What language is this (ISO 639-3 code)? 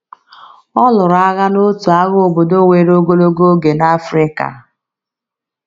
ibo